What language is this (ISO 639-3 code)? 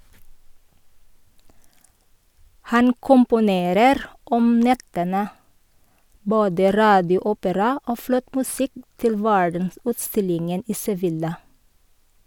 nor